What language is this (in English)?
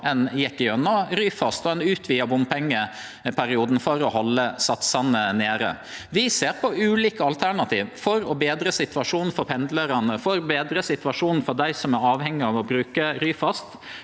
Norwegian